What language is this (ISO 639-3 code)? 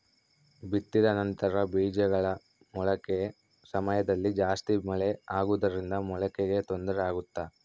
kan